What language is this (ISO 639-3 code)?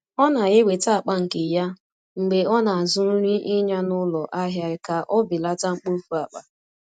ibo